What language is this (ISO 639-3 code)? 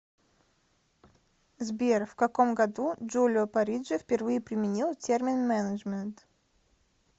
rus